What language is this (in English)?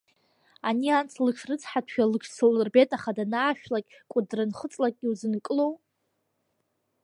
Abkhazian